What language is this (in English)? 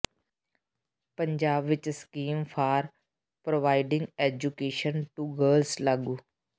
Punjabi